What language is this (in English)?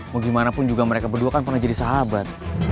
Indonesian